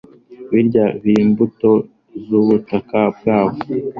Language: Kinyarwanda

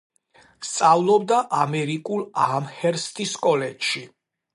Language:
Georgian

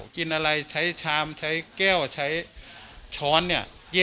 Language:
Thai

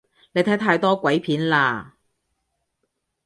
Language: Cantonese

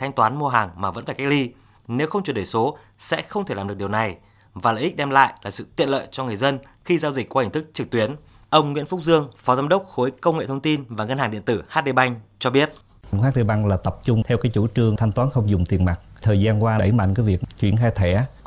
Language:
Vietnamese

